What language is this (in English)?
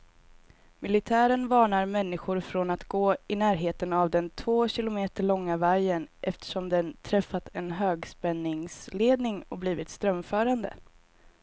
Swedish